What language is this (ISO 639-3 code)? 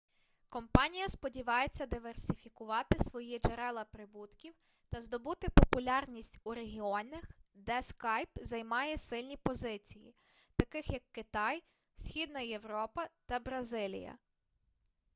ukr